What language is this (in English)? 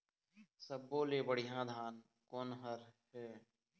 Chhattisgarhi